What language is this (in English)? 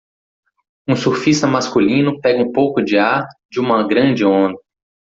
Portuguese